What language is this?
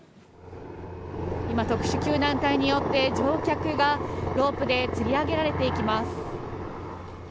Japanese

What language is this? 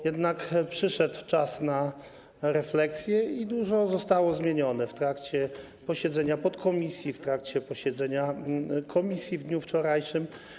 Polish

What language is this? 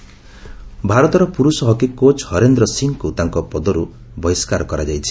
Odia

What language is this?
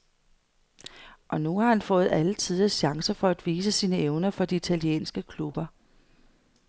Danish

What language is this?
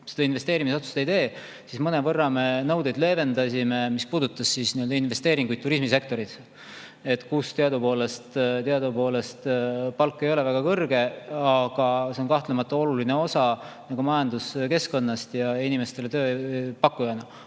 Estonian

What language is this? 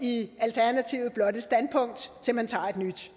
Danish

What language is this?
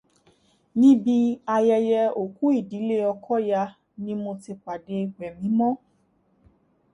Yoruba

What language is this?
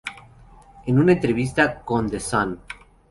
Spanish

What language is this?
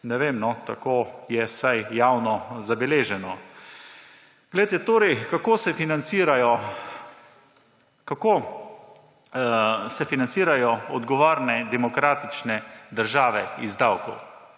Slovenian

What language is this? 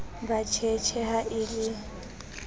Southern Sotho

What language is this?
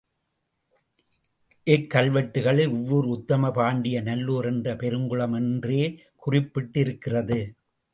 Tamil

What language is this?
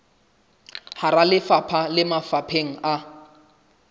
Southern Sotho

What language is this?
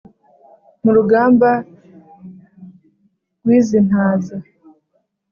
Kinyarwanda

